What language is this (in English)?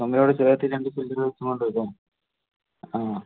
Malayalam